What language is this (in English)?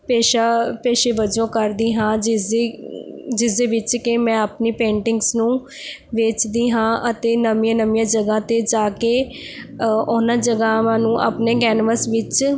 Punjabi